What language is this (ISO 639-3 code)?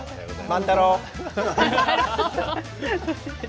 jpn